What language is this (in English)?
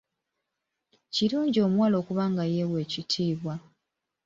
Ganda